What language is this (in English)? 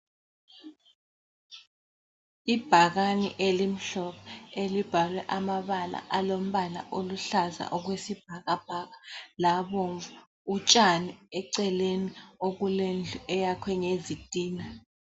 North Ndebele